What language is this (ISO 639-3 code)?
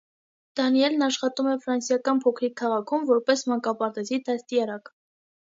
hye